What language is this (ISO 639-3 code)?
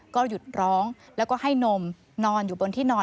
tha